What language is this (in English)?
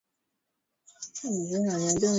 Swahili